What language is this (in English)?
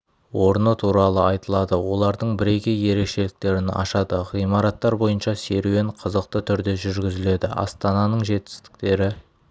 Kazakh